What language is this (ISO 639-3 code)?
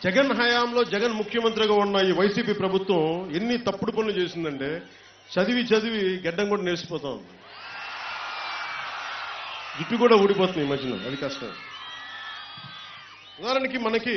tur